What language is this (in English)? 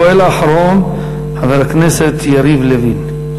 Hebrew